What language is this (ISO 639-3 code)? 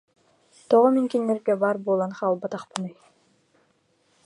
sah